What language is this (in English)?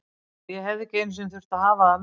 Icelandic